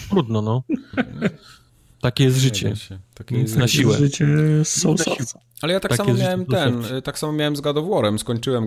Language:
Polish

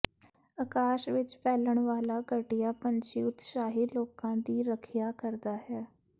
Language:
Punjabi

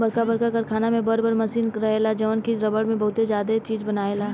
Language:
Bhojpuri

